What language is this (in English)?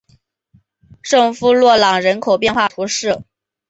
Chinese